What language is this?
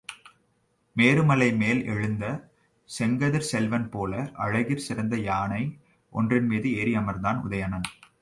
Tamil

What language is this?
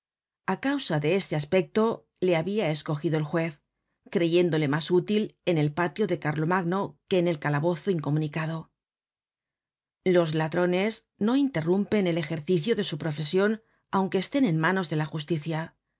Spanish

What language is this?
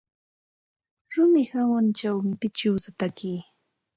Santa Ana de Tusi Pasco Quechua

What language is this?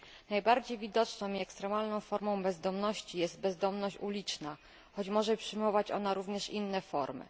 Polish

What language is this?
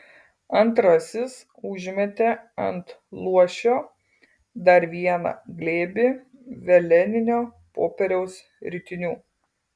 Lithuanian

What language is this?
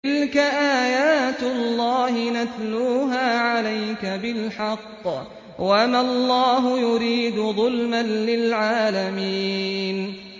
Arabic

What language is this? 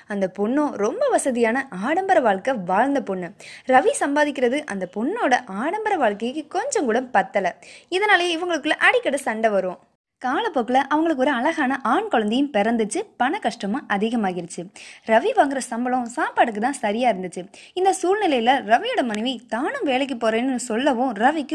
Tamil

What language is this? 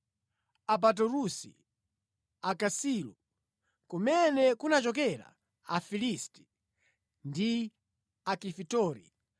Nyanja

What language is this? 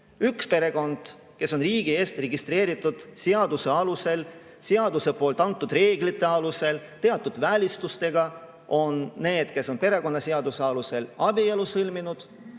Estonian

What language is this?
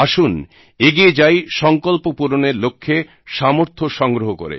Bangla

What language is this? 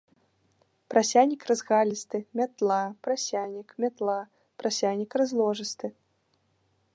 Belarusian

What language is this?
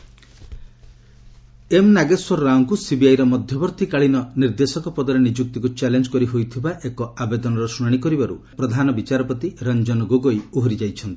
Odia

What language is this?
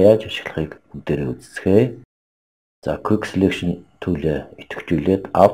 Polish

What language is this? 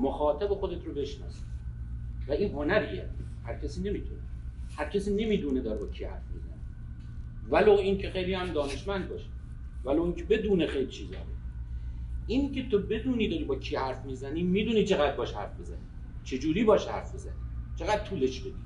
Persian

